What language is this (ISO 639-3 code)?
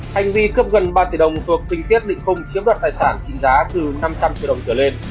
vie